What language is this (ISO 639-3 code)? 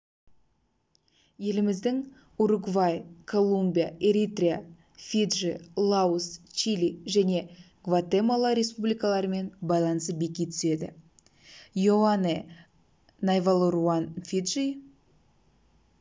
kaz